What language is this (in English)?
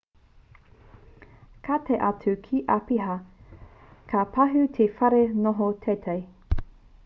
Māori